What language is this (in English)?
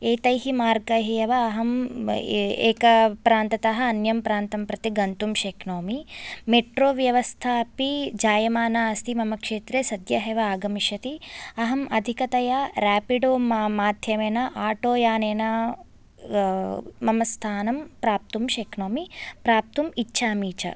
Sanskrit